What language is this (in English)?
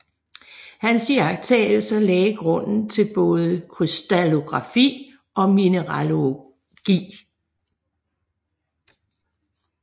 Danish